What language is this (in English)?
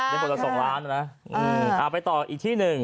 Thai